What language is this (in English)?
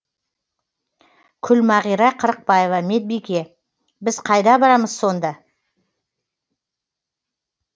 Kazakh